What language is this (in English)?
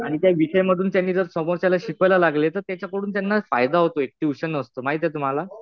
Marathi